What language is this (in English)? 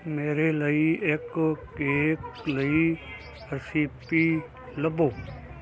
Punjabi